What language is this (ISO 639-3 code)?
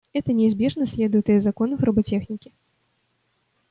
rus